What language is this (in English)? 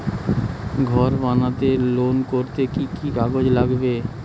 Bangla